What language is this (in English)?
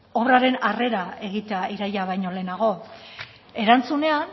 Basque